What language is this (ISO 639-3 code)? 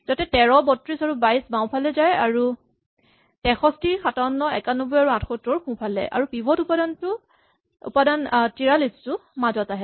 asm